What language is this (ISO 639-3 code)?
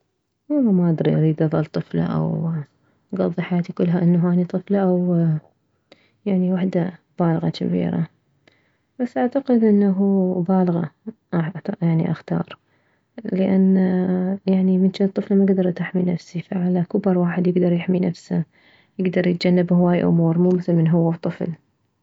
acm